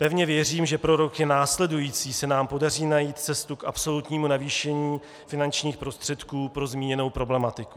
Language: Czech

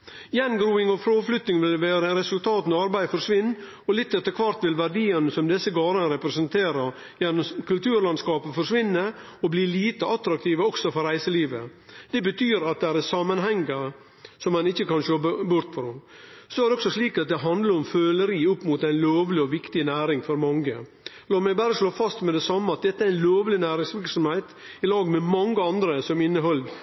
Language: Norwegian Nynorsk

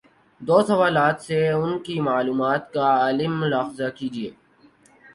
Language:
Urdu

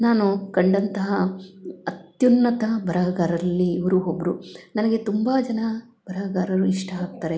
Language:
Kannada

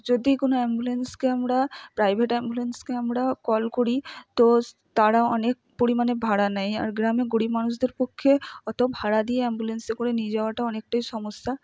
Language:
Bangla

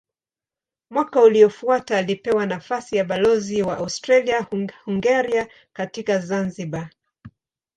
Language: Swahili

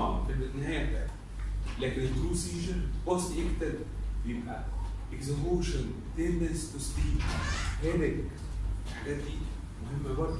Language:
Arabic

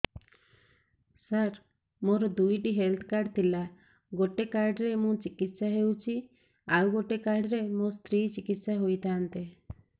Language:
Odia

